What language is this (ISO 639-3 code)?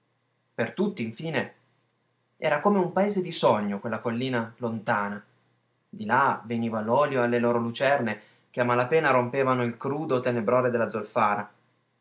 ita